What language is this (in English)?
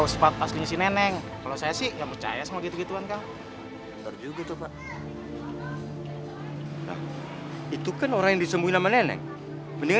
Indonesian